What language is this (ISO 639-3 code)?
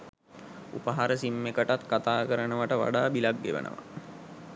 sin